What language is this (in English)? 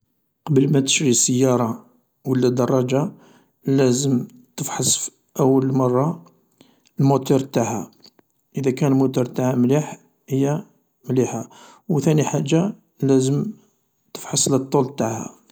Algerian Arabic